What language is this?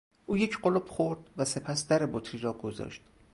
Persian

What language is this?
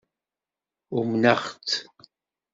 Kabyle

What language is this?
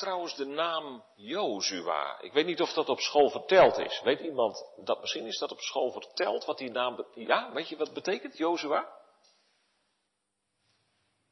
Dutch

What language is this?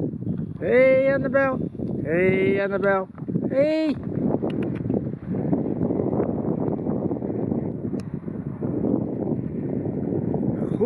Dutch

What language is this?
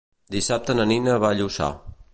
Catalan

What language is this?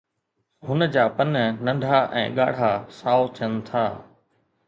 Sindhi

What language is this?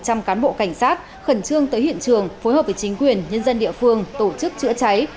Vietnamese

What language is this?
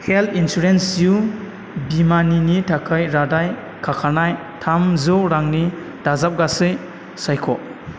Bodo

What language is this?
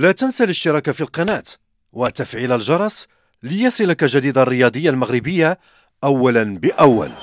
Arabic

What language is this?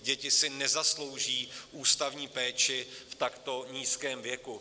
Czech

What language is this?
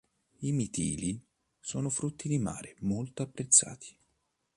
Italian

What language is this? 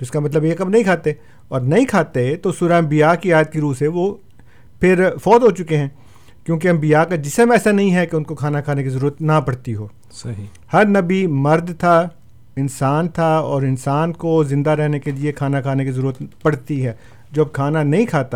Urdu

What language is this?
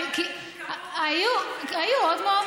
Hebrew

